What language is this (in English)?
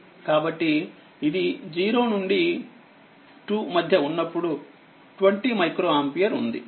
Telugu